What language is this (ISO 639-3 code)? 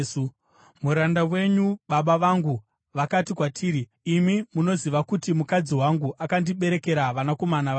sna